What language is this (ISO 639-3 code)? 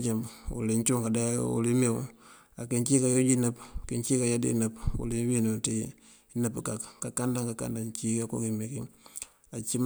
mfv